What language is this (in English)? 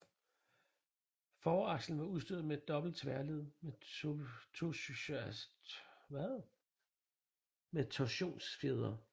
Danish